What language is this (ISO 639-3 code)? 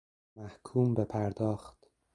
fas